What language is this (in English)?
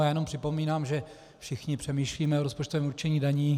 Czech